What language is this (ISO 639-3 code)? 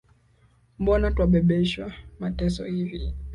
swa